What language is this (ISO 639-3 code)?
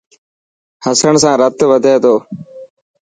mki